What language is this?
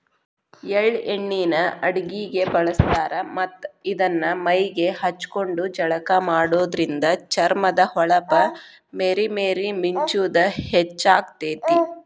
Kannada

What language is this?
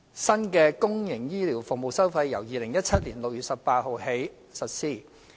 Cantonese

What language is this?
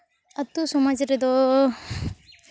Santali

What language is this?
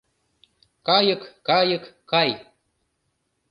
Mari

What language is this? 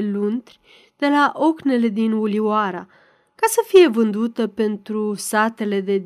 Romanian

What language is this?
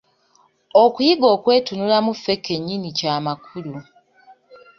Ganda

